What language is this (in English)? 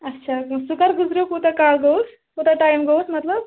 Kashmiri